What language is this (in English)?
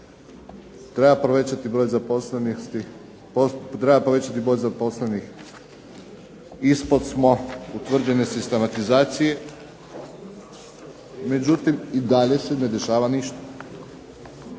Croatian